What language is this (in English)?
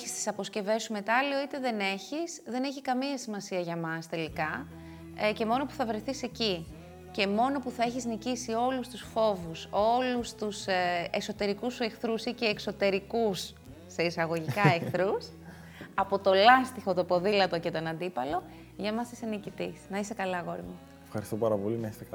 Greek